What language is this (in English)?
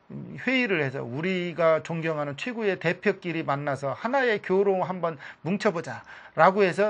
Korean